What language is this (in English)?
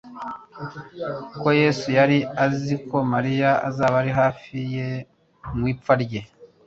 Kinyarwanda